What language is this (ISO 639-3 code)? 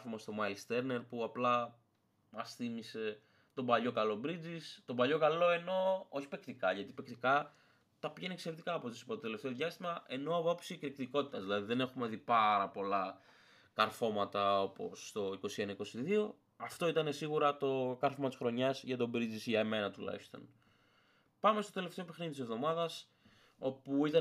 ell